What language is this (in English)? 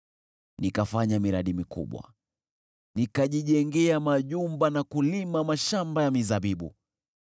Swahili